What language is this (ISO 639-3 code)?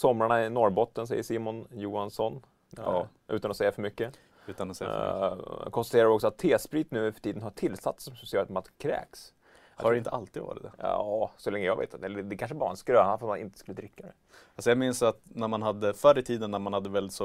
swe